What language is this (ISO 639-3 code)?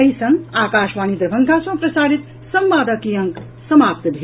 mai